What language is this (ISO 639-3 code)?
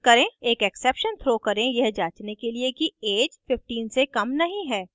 hin